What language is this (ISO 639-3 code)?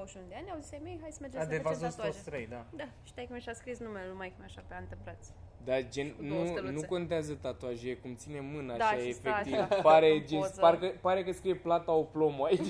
ron